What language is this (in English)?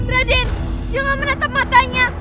Indonesian